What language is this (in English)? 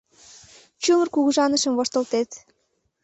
Mari